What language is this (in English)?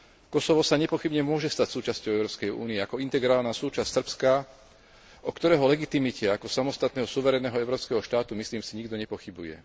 Slovak